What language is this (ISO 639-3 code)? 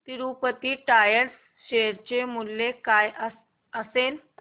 mar